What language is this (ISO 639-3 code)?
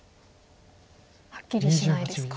jpn